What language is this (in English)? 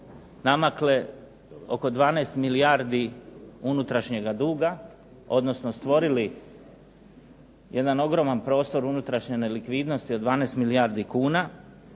Croatian